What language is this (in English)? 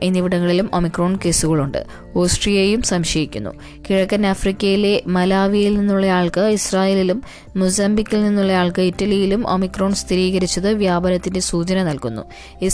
Malayalam